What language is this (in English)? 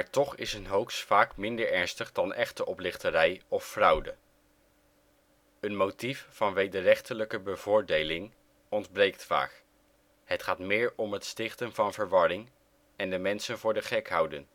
Dutch